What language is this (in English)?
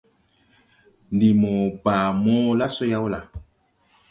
Tupuri